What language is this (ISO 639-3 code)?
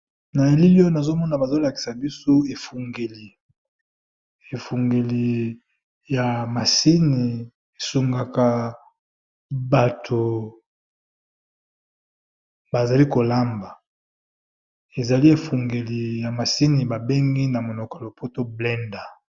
lin